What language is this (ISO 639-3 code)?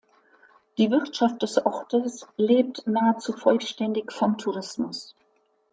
deu